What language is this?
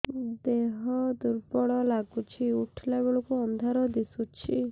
Odia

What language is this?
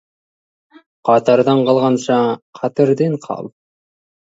Kazakh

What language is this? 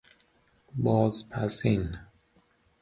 Persian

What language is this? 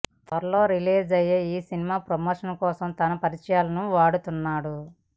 Telugu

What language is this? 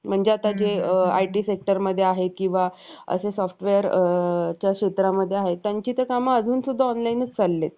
Marathi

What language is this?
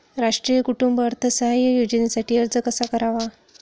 Marathi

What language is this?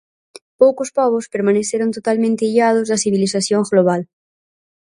Galician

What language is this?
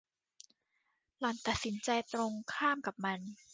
Thai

